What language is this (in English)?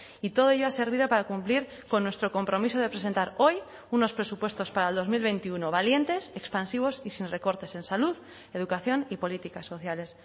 Spanish